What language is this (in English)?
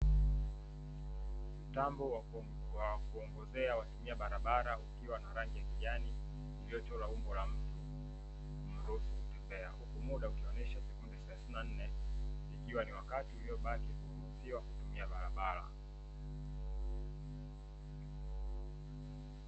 Swahili